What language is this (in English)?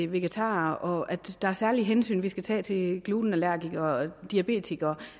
Danish